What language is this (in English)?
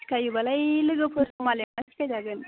Bodo